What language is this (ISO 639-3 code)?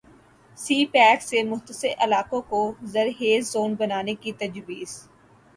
urd